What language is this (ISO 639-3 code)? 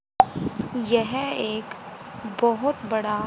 hin